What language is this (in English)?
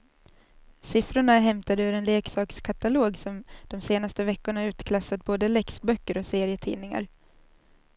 Swedish